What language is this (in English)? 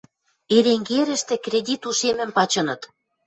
Western Mari